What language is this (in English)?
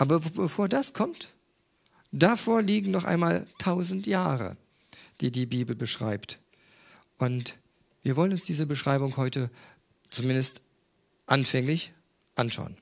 German